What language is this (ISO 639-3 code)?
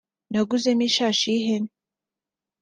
kin